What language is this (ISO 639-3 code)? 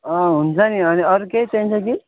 nep